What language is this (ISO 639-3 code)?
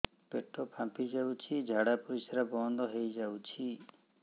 ori